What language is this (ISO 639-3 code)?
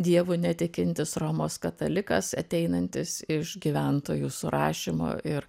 lit